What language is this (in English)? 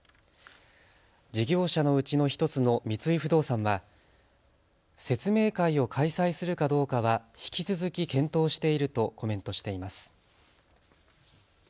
Japanese